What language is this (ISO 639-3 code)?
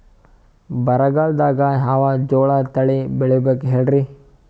kan